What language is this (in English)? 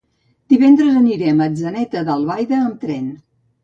Catalan